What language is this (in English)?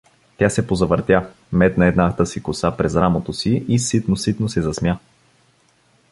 Bulgarian